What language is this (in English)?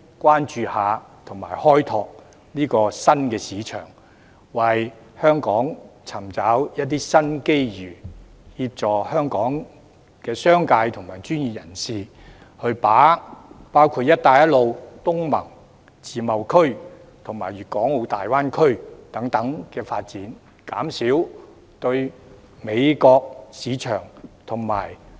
Cantonese